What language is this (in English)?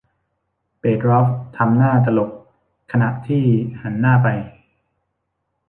Thai